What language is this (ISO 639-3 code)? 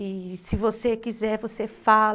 por